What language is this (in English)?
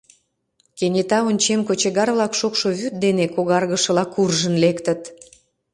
Mari